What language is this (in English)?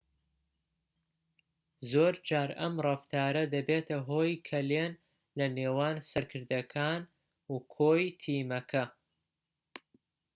Central Kurdish